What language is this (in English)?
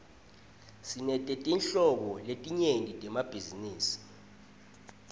Swati